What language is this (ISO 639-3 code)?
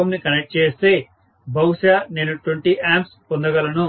tel